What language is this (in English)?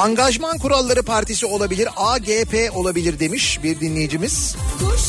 Turkish